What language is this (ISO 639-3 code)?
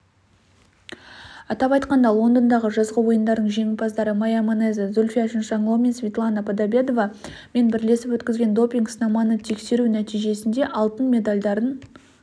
kaz